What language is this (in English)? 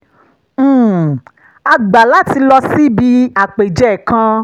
Yoruba